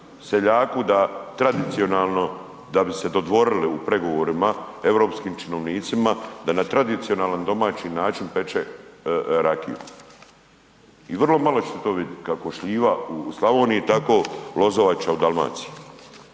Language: Croatian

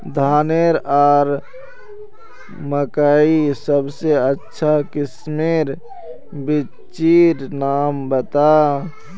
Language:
Magahi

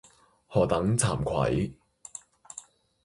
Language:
Cantonese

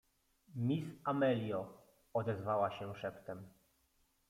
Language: Polish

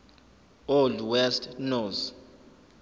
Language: Zulu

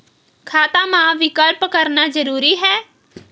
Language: Chhattisgarhi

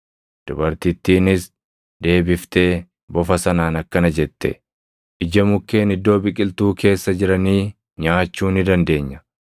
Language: Oromo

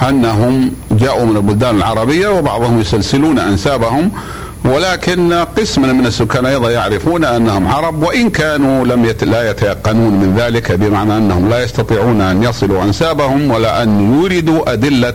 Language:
Arabic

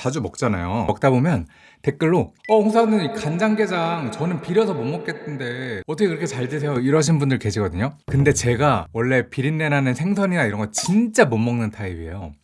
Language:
Korean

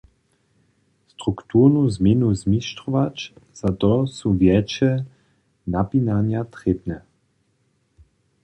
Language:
Upper Sorbian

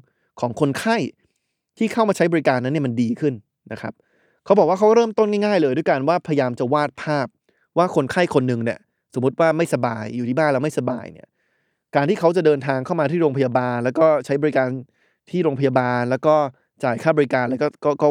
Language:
Thai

